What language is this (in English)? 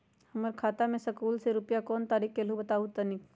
Magahi